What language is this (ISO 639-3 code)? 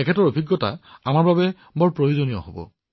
asm